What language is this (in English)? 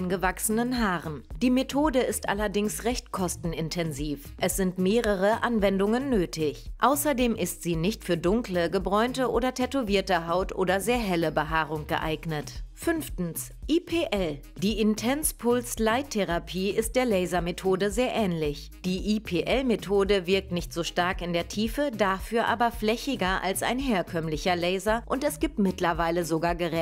German